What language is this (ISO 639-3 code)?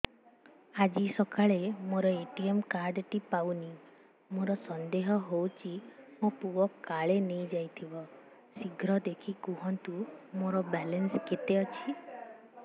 ori